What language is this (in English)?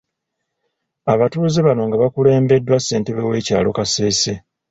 Ganda